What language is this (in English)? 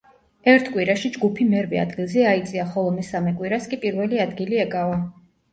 Georgian